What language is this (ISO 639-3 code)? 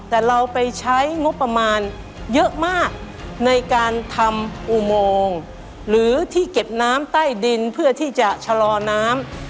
tha